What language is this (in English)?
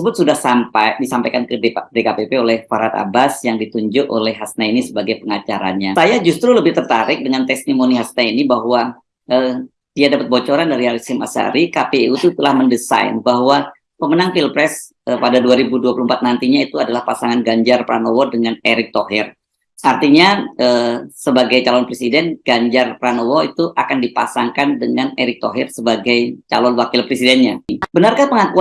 Indonesian